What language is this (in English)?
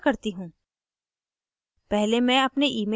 Hindi